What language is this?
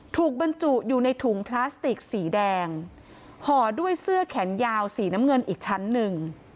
Thai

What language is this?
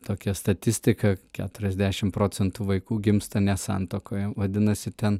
Lithuanian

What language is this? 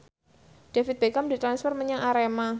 Javanese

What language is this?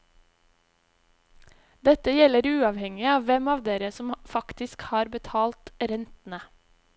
Norwegian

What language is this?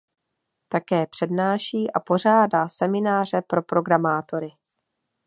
Czech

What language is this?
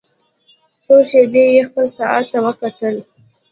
Pashto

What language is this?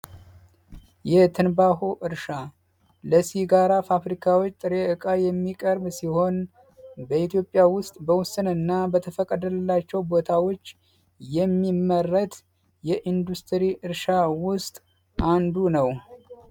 Amharic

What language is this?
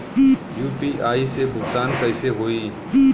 Bhojpuri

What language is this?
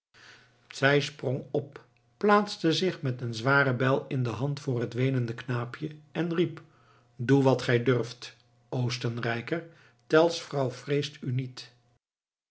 Dutch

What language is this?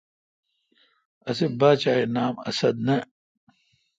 Kalkoti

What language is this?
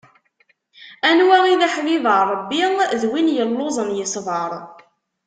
Kabyle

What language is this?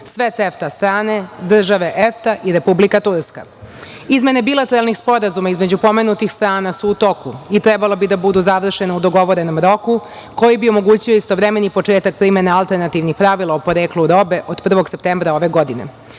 Serbian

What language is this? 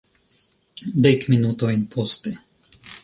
Esperanto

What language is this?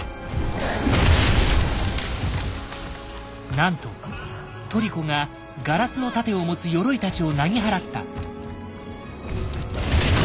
Japanese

